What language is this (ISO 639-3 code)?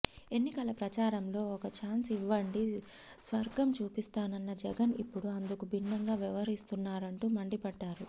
tel